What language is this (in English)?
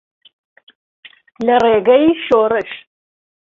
Central Kurdish